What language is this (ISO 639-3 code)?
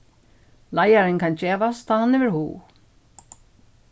fao